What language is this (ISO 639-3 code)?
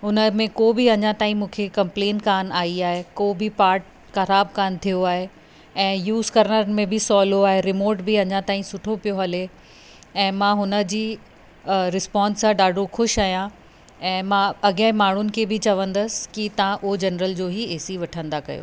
snd